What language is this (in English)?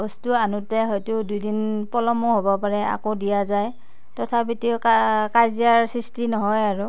Assamese